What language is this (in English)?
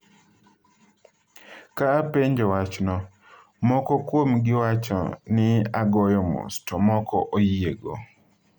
Luo (Kenya and Tanzania)